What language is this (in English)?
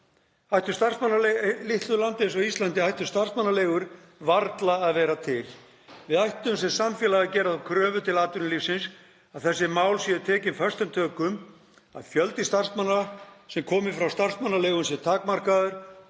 Icelandic